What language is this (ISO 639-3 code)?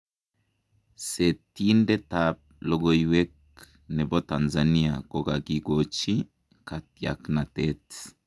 kln